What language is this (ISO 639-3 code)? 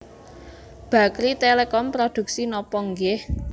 jav